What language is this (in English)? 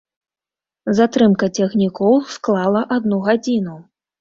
Belarusian